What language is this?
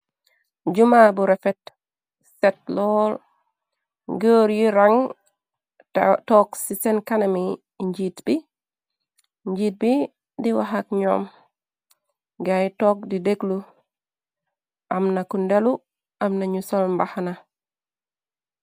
Wolof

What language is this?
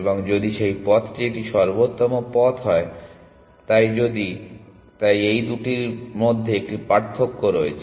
Bangla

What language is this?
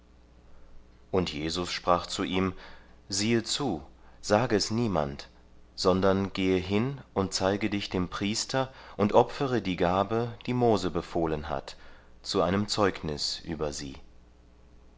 German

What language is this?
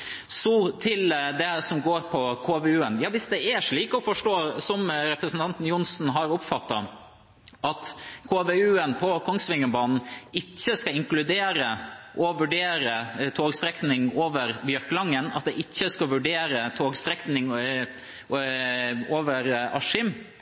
Norwegian Bokmål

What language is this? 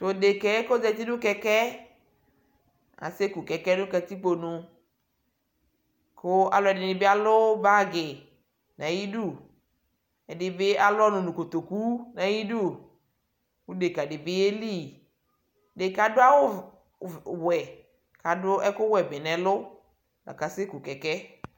Ikposo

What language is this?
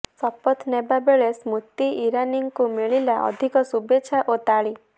Odia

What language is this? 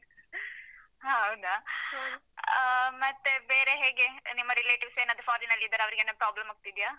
Kannada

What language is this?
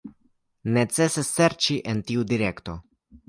Esperanto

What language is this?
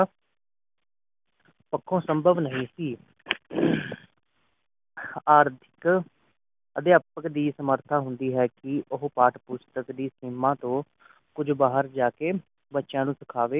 Punjabi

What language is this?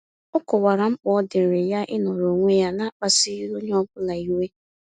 Igbo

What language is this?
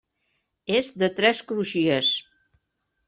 Catalan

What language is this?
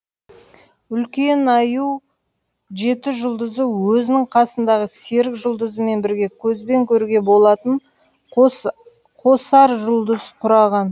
Kazakh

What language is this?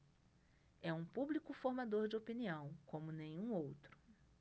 Portuguese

